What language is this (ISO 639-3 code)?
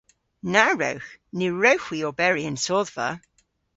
cor